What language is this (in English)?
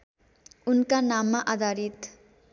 Nepali